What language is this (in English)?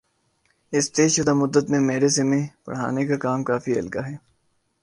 Urdu